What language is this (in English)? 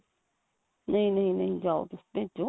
Punjabi